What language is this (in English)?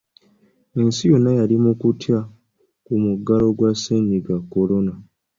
Ganda